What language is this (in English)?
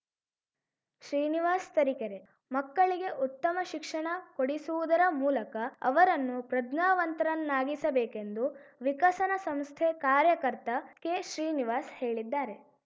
Kannada